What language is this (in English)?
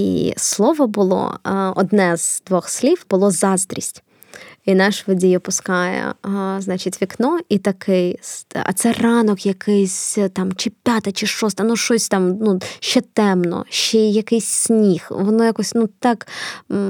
Ukrainian